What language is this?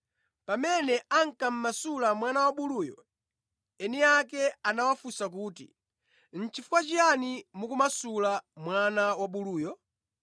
Nyanja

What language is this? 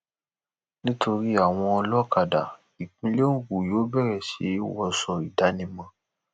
Yoruba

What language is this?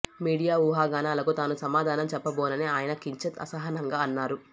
Telugu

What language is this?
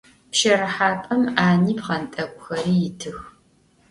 Adyghe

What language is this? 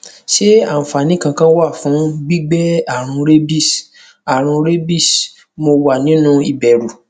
Yoruba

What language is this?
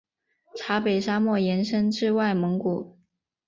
Chinese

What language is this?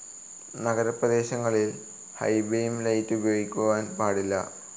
Malayalam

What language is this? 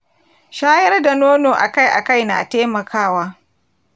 Hausa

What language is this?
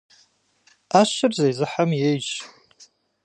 Kabardian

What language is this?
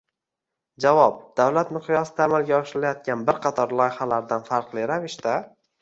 Uzbek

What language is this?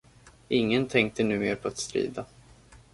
Swedish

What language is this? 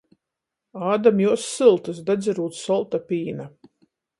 Latgalian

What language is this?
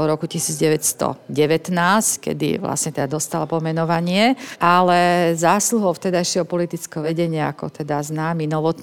Slovak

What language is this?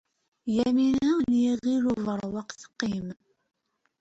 Kabyle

